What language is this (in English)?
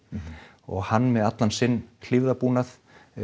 Icelandic